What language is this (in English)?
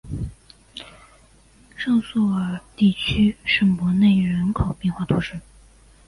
Chinese